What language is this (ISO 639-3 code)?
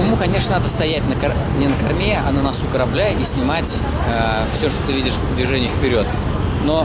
rus